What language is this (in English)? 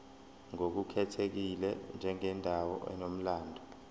Zulu